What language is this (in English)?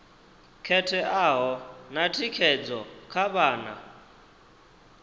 Venda